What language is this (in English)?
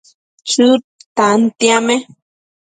Matsés